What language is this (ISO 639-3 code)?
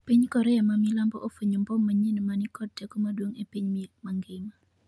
luo